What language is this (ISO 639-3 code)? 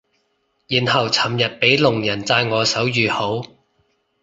yue